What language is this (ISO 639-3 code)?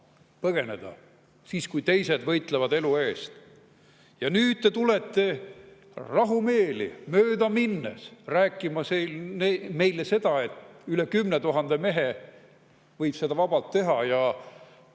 est